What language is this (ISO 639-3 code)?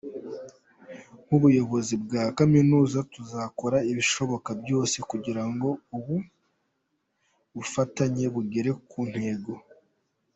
kin